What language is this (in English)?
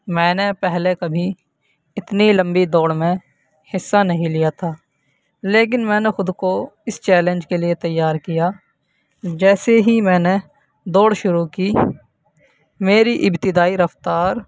Urdu